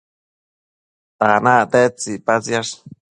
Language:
Matsés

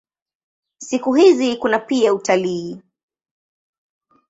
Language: Swahili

